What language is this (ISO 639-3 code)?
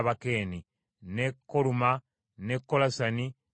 lug